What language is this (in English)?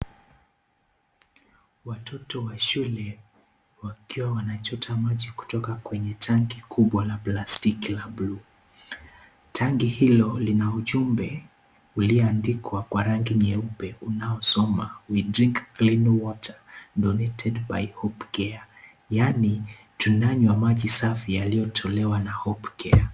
Swahili